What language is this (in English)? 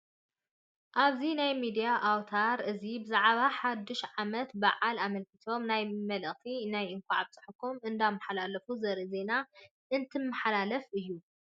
Tigrinya